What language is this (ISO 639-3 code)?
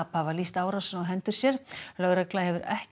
isl